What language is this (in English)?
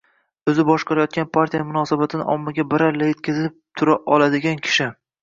Uzbek